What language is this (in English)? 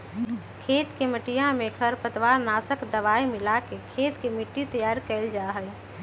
Magahi